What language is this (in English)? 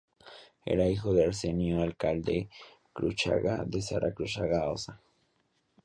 Spanish